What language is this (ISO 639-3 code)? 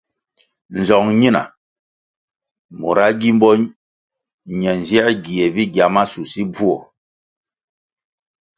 nmg